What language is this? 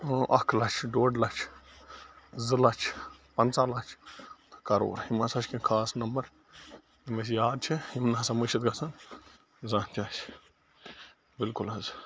Kashmiri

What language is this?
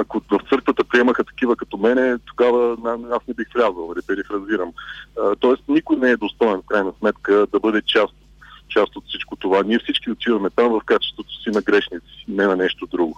Bulgarian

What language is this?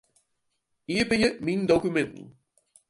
Western Frisian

